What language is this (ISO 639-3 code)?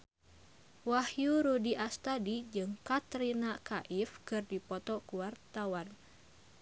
sun